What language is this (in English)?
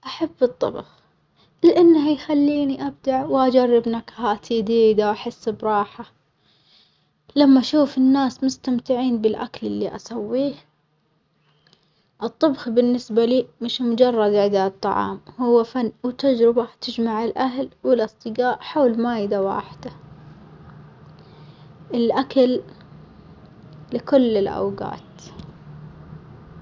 Omani Arabic